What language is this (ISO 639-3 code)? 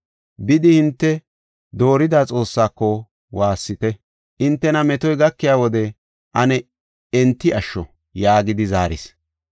gof